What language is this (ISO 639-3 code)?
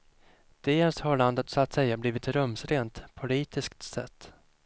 swe